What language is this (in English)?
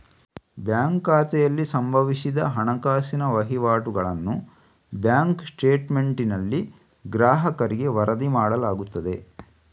Kannada